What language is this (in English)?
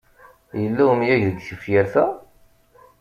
Kabyle